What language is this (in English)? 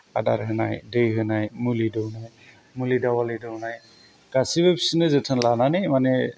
Bodo